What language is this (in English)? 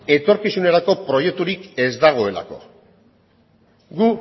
Basque